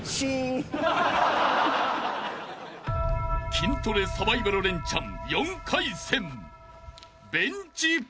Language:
Japanese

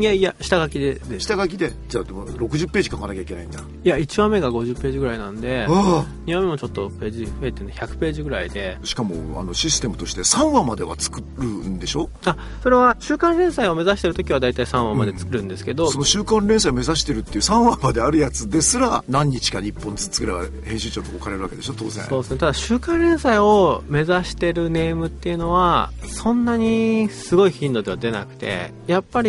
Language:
Japanese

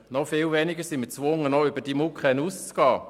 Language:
Swiss German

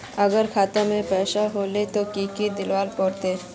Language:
Magahi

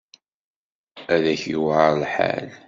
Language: Kabyle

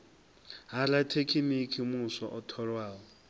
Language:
Venda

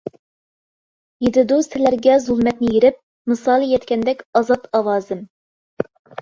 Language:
Uyghur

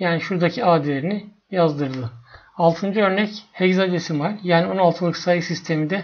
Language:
Turkish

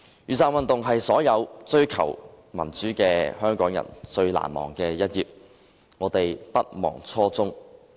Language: Cantonese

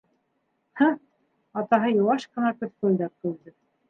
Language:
Bashkir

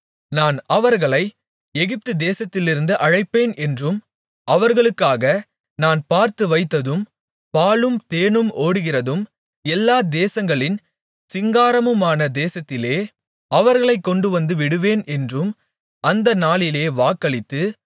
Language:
Tamil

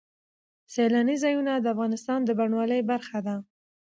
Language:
Pashto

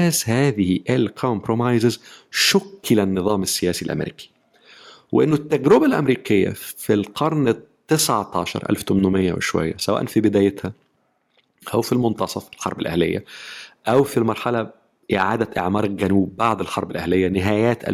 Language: Arabic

